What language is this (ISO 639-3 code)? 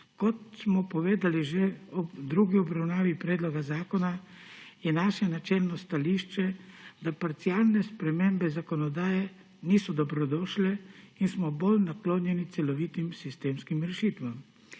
slv